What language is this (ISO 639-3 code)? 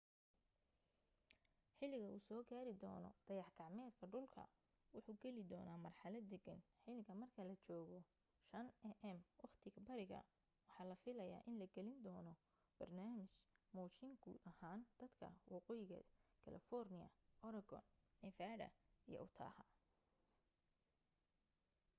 som